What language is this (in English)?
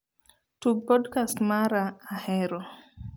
Luo (Kenya and Tanzania)